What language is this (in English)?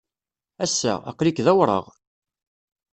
Kabyle